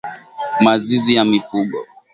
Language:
Swahili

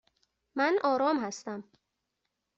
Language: Persian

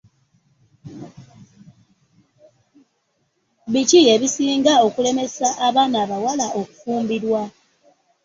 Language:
Ganda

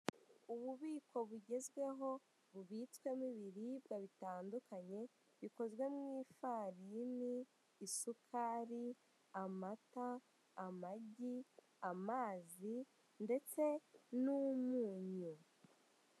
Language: Kinyarwanda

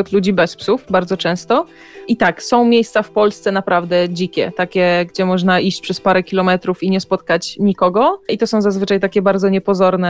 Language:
Polish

